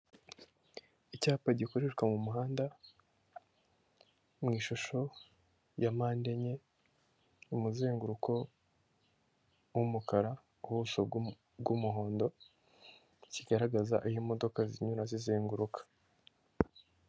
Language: Kinyarwanda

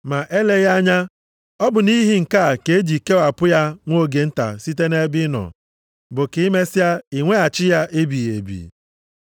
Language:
Igbo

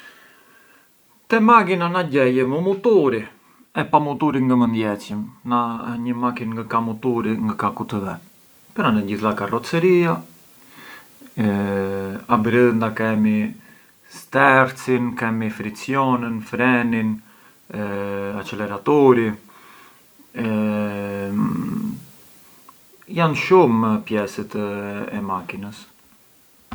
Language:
Arbëreshë Albanian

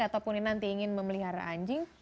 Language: Indonesian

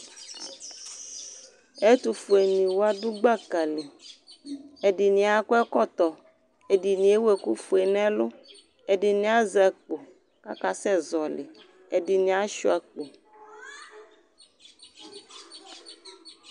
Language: Ikposo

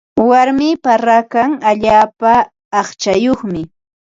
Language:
Ambo-Pasco Quechua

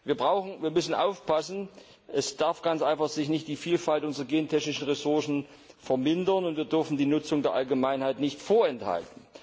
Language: German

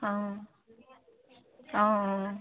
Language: Assamese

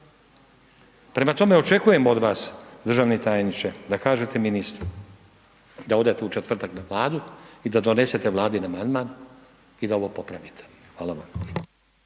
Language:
Croatian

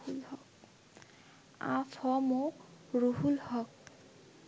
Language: Bangla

